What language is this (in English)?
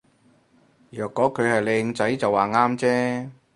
Cantonese